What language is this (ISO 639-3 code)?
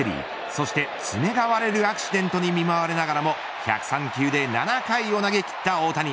jpn